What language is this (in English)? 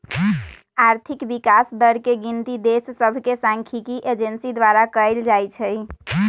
Magahi